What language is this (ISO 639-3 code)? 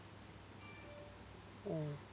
mal